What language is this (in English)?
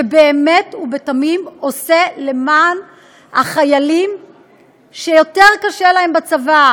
Hebrew